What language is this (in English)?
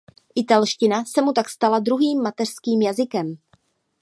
Czech